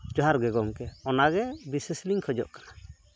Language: Santali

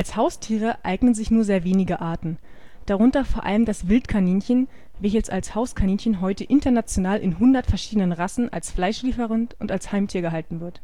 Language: German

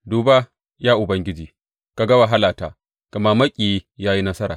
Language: Hausa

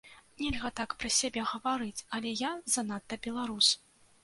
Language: Belarusian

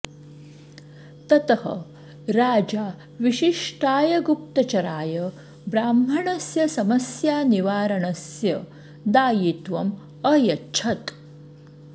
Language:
Sanskrit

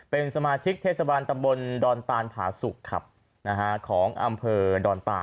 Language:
Thai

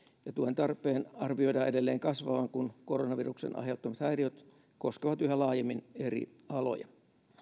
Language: Finnish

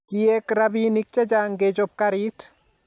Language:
Kalenjin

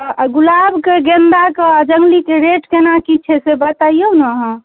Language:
Maithili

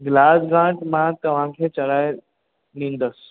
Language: Sindhi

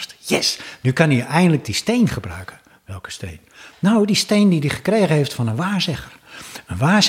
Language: Dutch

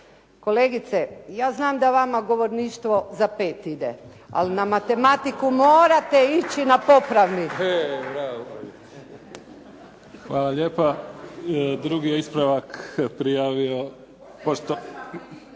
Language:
Croatian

